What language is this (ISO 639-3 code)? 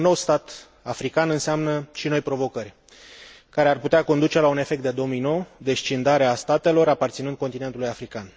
ron